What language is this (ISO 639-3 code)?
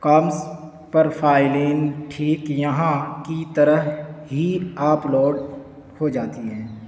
urd